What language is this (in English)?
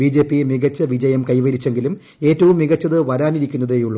Malayalam